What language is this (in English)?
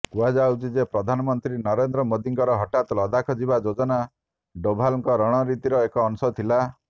Odia